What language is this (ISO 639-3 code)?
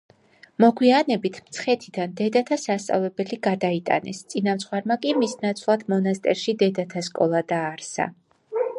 kat